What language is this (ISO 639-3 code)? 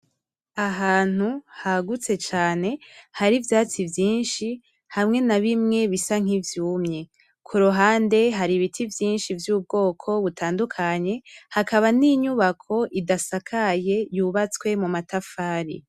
run